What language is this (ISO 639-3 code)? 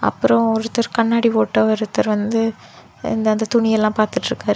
tam